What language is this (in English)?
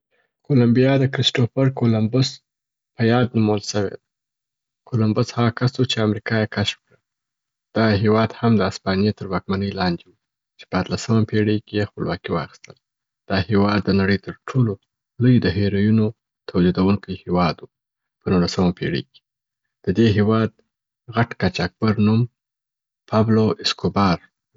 Southern Pashto